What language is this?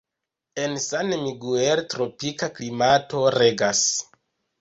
Esperanto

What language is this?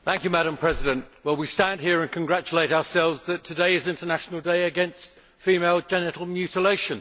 English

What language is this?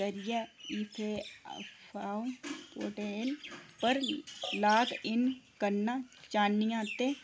Dogri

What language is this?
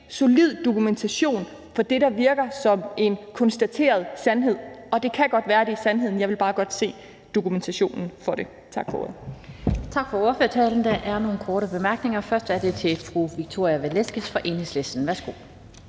Danish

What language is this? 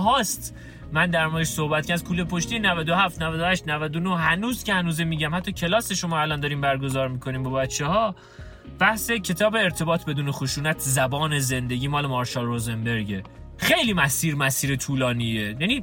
Persian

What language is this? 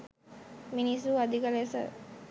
Sinhala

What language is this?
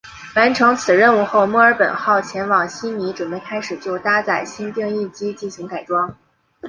Chinese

